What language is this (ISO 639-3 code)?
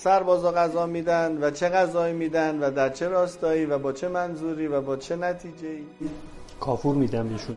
fas